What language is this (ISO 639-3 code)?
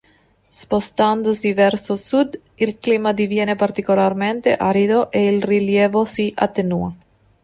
ita